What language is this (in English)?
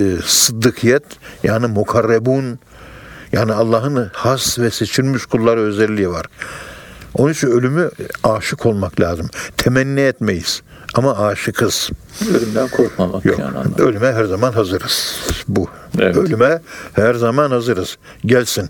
Turkish